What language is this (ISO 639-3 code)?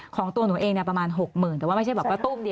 tha